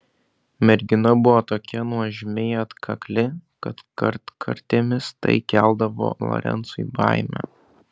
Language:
Lithuanian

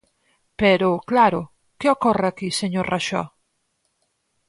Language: Galician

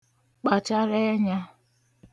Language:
Igbo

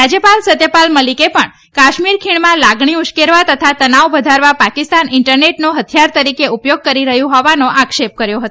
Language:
Gujarati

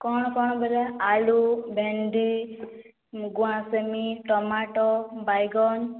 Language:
Odia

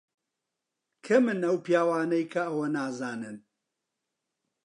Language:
Central Kurdish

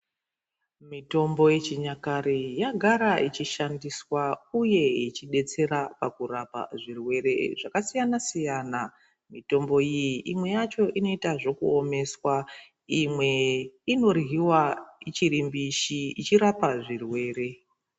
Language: Ndau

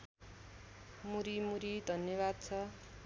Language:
Nepali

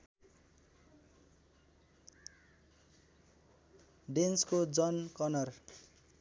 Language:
Nepali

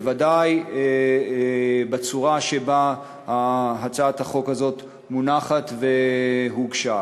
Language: Hebrew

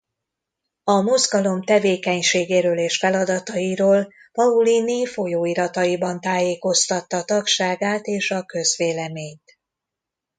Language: Hungarian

